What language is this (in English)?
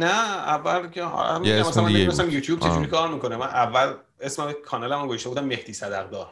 Persian